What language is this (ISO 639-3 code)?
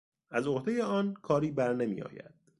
fas